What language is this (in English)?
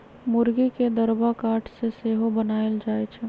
Magahi